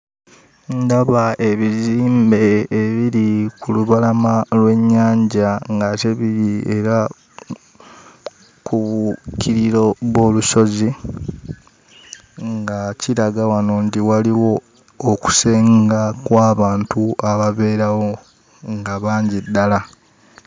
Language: Ganda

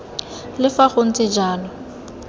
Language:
Tswana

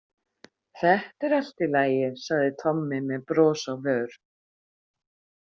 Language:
Icelandic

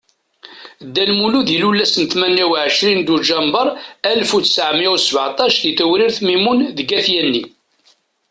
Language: Kabyle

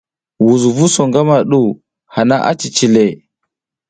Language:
South Giziga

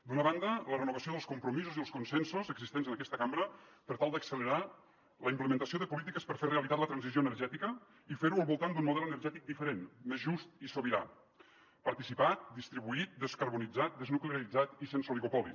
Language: Catalan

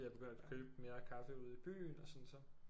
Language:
Danish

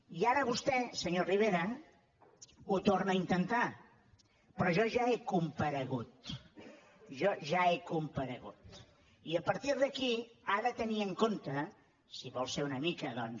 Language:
Catalan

